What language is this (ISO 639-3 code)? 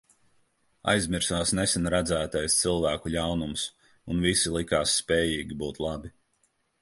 lav